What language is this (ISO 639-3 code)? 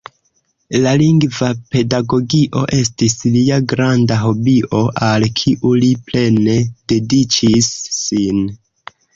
epo